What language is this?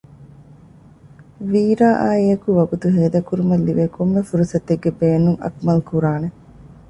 Divehi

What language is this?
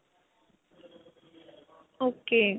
Punjabi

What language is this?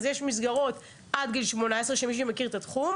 Hebrew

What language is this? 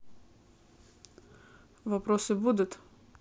Russian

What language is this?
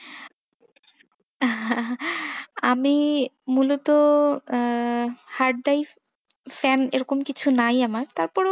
Bangla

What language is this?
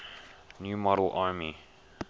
English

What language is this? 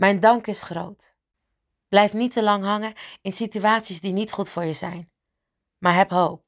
Dutch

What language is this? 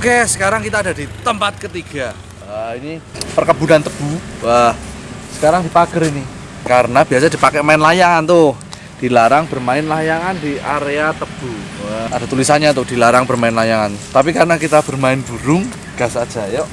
Indonesian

